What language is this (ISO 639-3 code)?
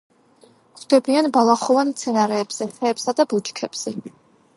kat